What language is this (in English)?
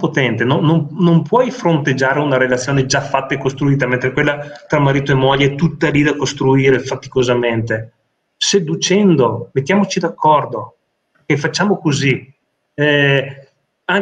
Italian